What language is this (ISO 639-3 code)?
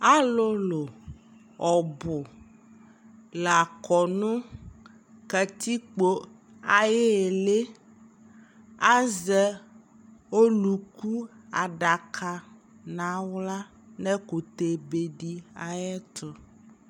kpo